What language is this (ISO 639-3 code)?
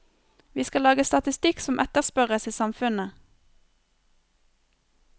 nor